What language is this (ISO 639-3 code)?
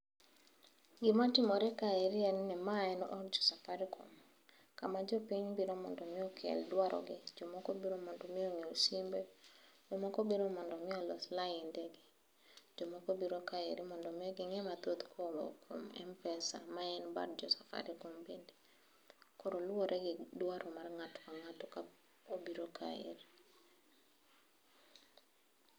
luo